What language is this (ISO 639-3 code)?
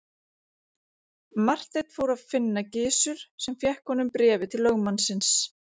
isl